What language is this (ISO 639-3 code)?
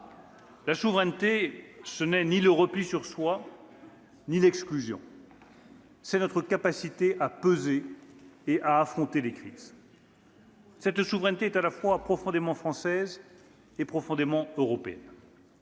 fra